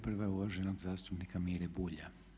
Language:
Croatian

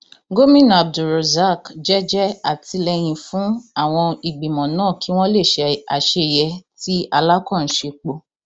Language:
Yoruba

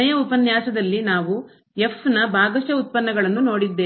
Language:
Kannada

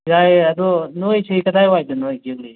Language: Manipuri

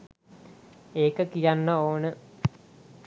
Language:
Sinhala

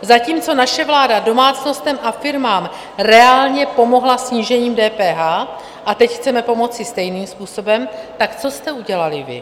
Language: Czech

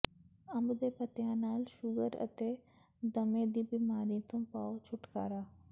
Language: Punjabi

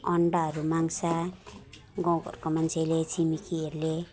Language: Nepali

